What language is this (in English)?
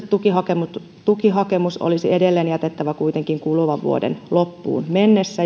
Finnish